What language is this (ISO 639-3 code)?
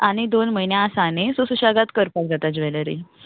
kok